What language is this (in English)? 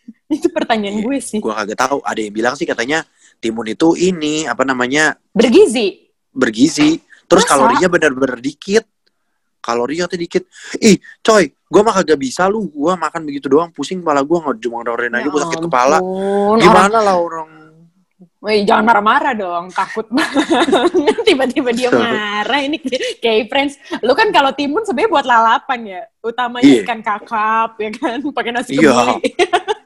Indonesian